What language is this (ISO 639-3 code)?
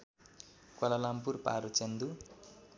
nep